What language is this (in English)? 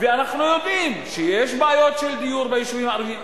Hebrew